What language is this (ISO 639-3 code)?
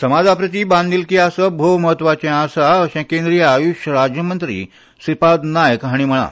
kok